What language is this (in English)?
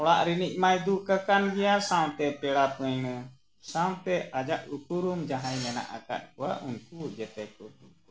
Santali